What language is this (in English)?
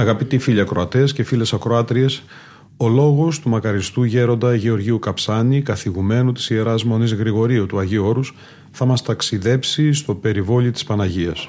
Greek